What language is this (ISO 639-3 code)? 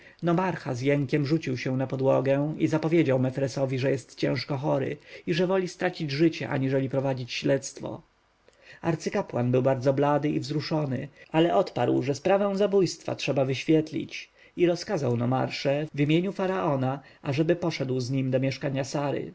pol